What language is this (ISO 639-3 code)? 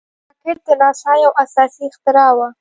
pus